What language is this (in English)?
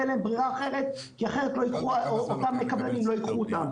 Hebrew